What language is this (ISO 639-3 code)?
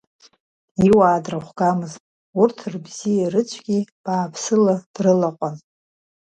abk